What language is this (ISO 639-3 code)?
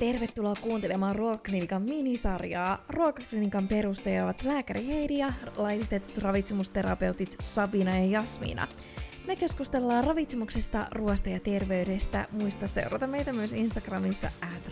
fin